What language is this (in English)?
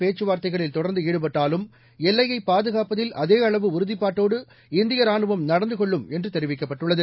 Tamil